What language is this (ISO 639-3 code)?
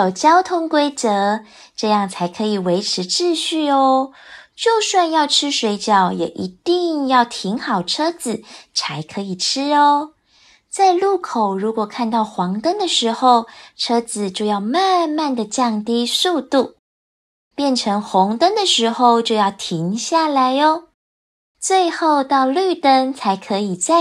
zho